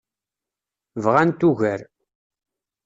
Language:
Kabyle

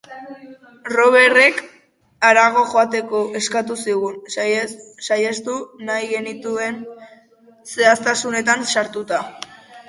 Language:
Basque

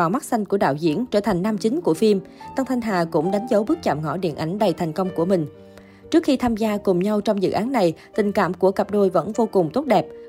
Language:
Vietnamese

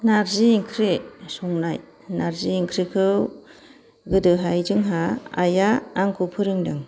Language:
Bodo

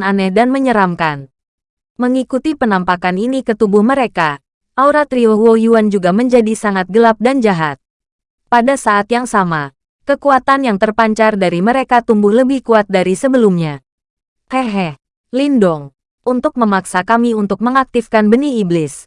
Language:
Indonesian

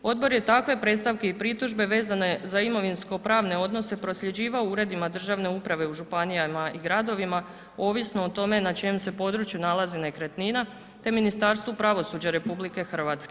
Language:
Croatian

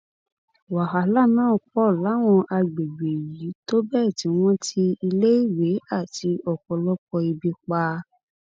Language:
Yoruba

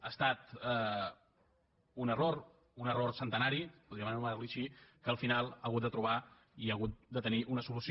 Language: Catalan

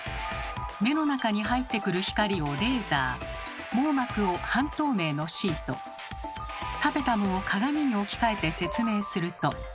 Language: Japanese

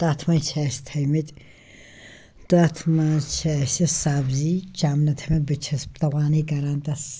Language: Kashmiri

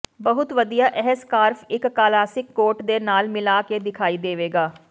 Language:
Punjabi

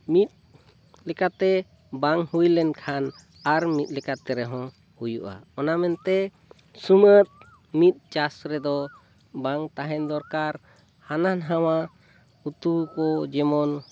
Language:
Santali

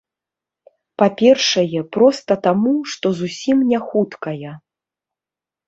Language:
Belarusian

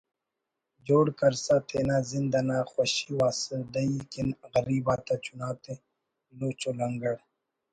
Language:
Brahui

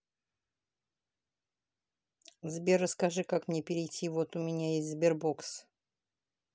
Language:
Russian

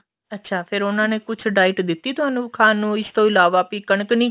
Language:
Punjabi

